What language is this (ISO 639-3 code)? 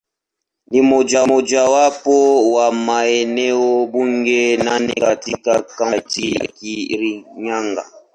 swa